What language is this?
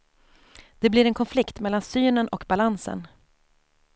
Swedish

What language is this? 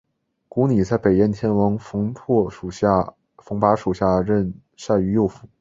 Chinese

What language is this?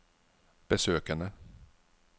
Norwegian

